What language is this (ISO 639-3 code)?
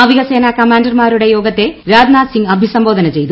mal